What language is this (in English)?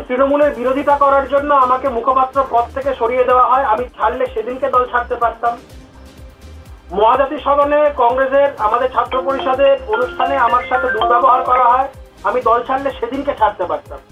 Bangla